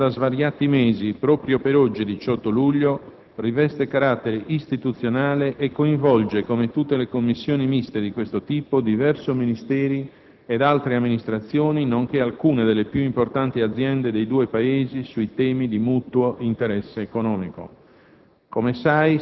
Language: Italian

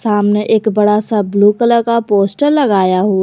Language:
Hindi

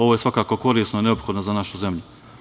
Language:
Serbian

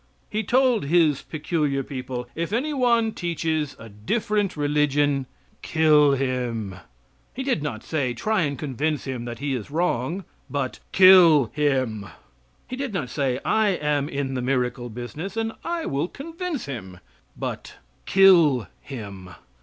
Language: English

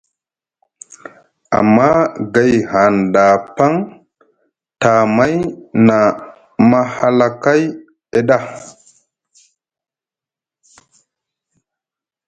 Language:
Musgu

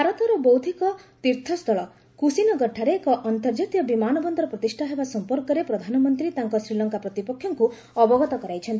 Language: Odia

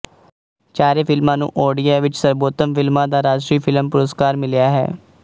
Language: Punjabi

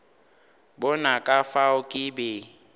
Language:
Northern Sotho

